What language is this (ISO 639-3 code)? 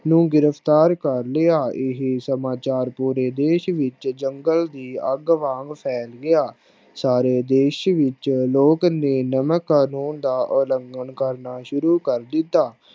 pan